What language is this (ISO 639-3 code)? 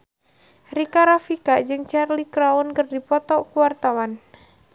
sun